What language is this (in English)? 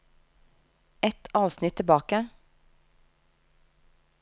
Norwegian